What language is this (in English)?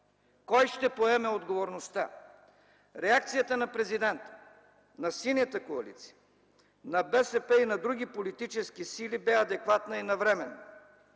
Bulgarian